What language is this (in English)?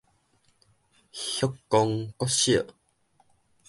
Min Nan Chinese